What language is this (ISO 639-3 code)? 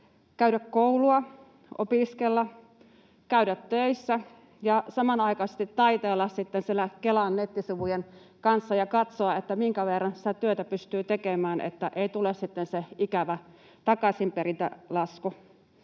fin